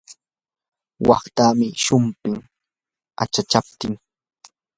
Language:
Yanahuanca Pasco Quechua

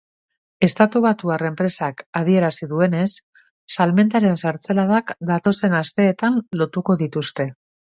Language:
Basque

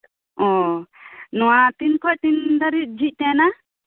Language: Santali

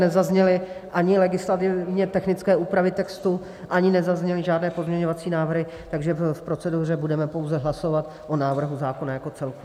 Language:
Czech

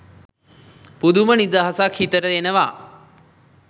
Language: Sinhala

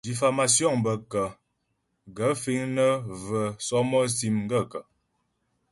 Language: Ghomala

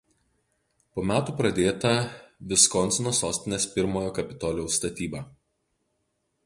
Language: Lithuanian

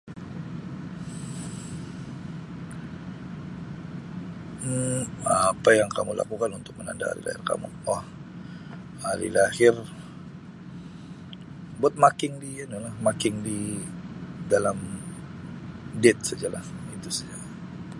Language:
Sabah Malay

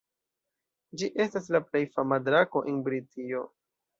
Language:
Esperanto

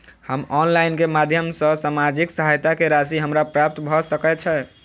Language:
Maithili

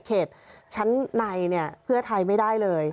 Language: Thai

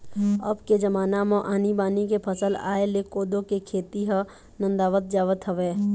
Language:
Chhattisgarhi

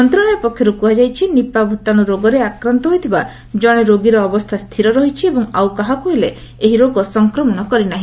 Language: Odia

